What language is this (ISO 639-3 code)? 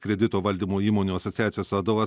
lit